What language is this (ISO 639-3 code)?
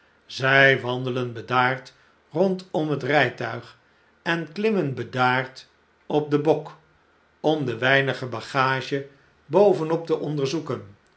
nld